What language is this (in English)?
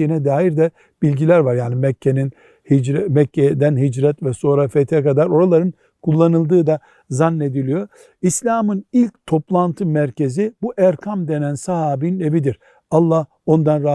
Turkish